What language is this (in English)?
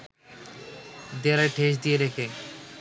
Bangla